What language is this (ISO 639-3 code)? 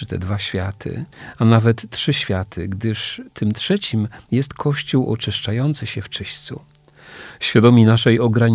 pol